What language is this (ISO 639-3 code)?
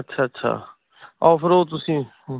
pan